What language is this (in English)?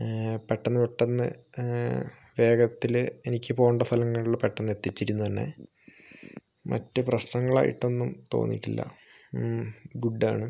Malayalam